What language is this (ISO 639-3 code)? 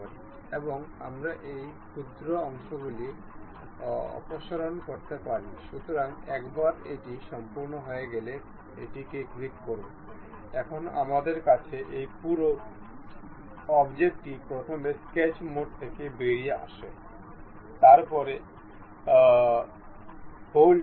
ben